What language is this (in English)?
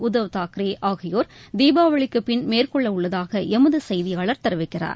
Tamil